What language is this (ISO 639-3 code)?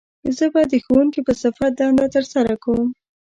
pus